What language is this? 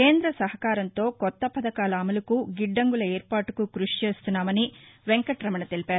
Telugu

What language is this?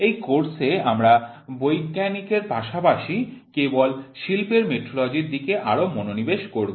Bangla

